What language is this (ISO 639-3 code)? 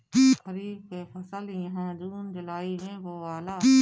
bho